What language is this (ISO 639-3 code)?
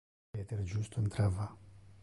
ina